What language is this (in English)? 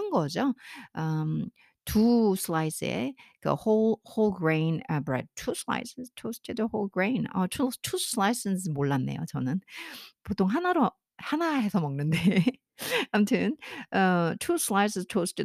Korean